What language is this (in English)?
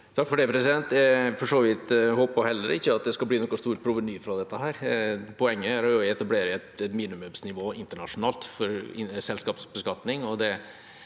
Norwegian